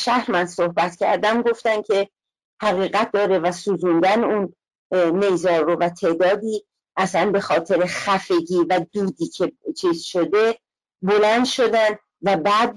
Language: Persian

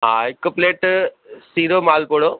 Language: Sindhi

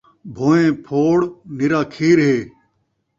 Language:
Saraiki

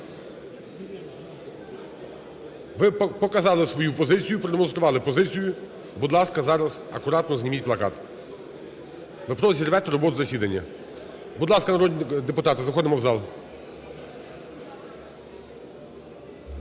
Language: Ukrainian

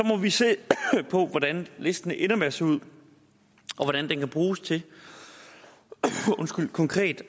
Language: Danish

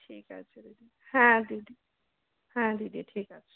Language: Bangla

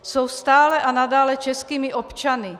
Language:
Czech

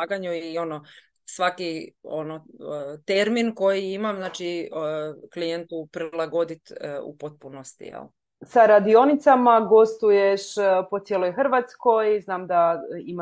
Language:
Croatian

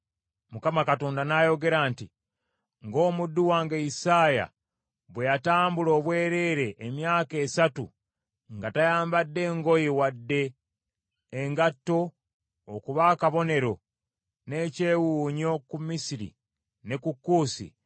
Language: Ganda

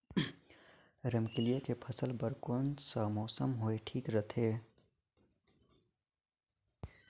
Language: Chhattisgarhi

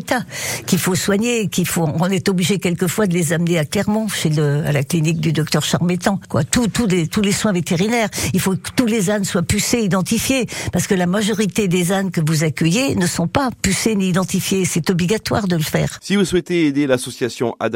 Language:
French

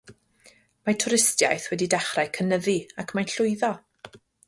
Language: Welsh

